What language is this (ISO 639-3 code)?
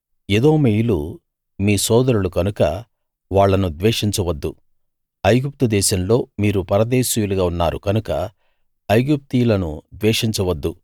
tel